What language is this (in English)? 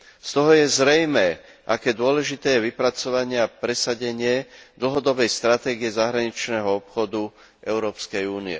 Slovak